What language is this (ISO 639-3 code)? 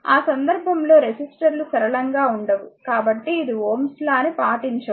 tel